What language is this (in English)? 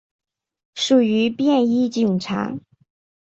Chinese